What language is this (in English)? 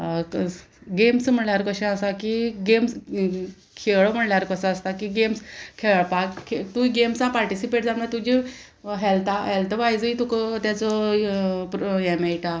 Konkani